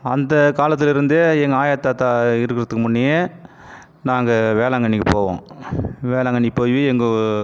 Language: Tamil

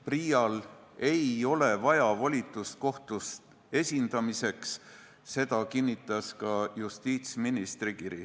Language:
Estonian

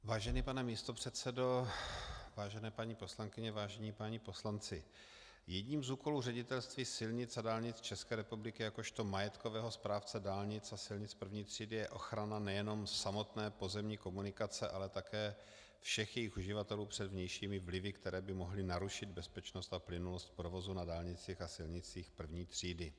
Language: Czech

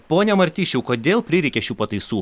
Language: Lithuanian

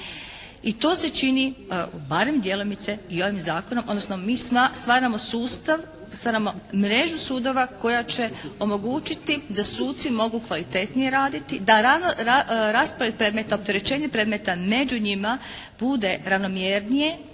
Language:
Croatian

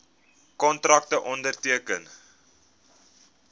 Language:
Afrikaans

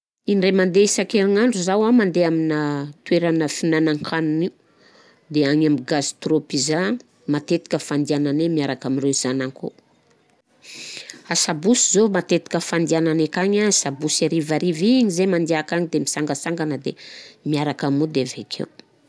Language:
Southern Betsimisaraka Malagasy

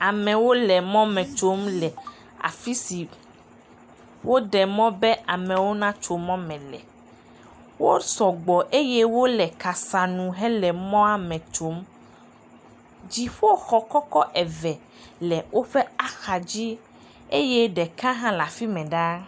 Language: Ewe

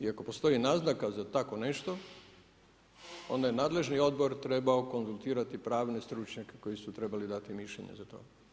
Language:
Croatian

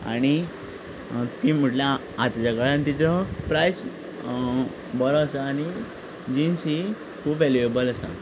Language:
Konkani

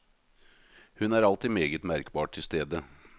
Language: Norwegian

